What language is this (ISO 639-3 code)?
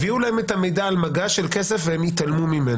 heb